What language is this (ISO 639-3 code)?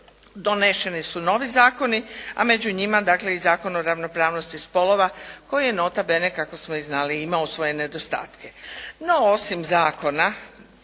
hrv